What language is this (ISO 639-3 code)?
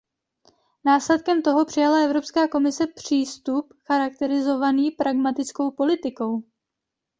ces